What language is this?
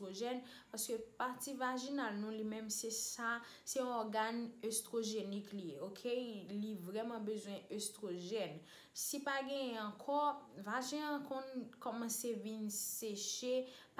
Italian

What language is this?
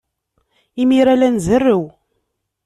Kabyle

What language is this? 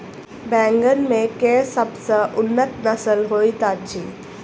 Maithili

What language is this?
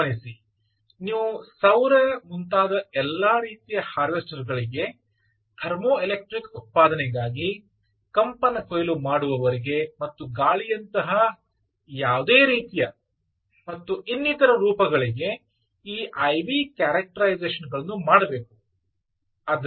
Kannada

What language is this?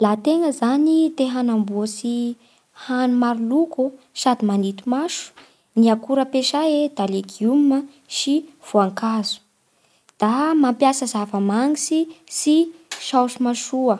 Bara Malagasy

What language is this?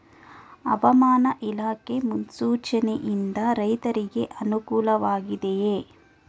Kannada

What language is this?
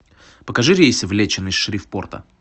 Russian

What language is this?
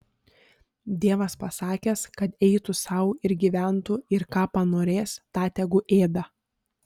Lithuanian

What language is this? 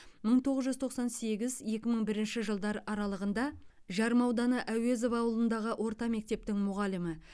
Kazakh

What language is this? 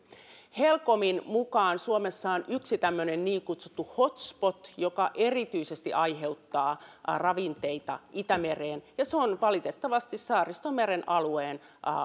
Finnish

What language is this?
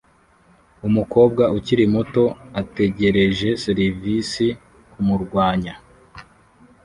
Kinyarwanda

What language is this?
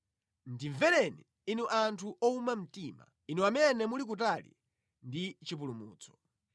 Nyanja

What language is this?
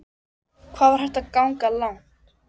Icelandic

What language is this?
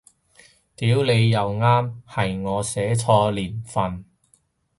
Cantonese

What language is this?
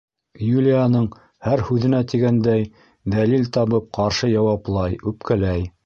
Bashkir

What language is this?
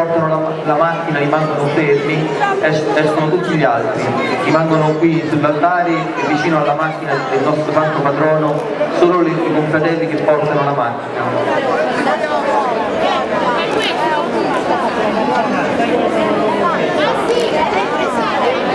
Italian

